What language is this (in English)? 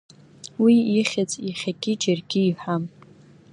Abkhazian